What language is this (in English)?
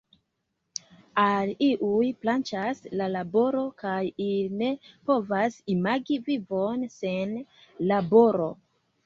Esperanto